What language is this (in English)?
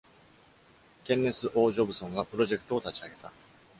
Japanese